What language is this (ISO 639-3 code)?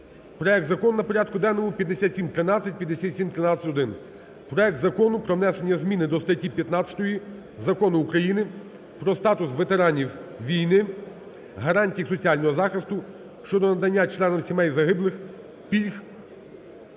ukr